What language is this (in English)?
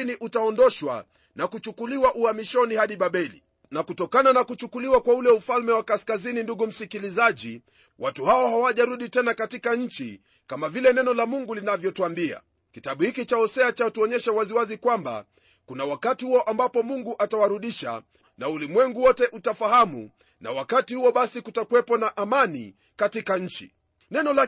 Swahili